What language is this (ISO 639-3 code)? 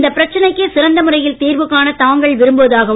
tam